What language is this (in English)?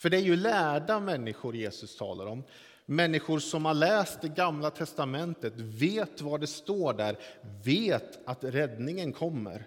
Swedish